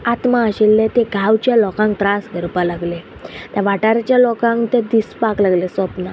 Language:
Konkani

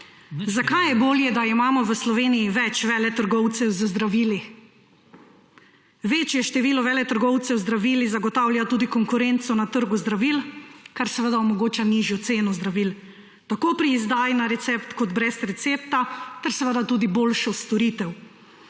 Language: Slovenian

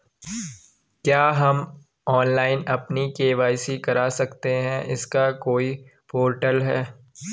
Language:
Hindi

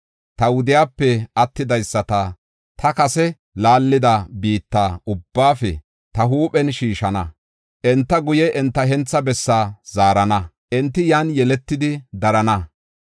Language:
Gofa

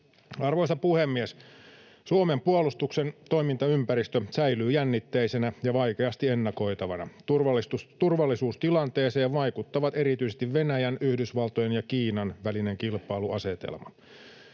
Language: Finnish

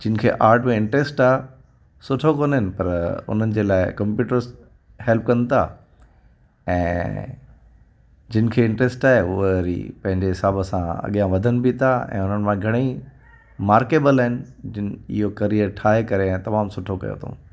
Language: Sindhi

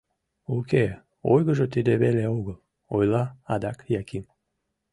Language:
Mari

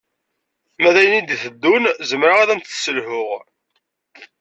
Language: Kabyle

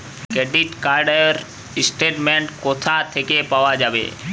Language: Bangla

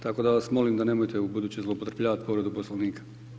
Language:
Croatian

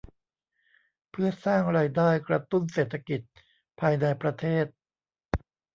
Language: Thai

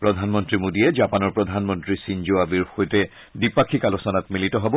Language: Assamese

